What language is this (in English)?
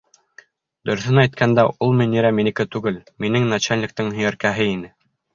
Bashkir